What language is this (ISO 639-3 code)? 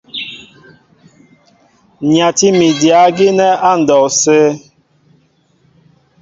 mbo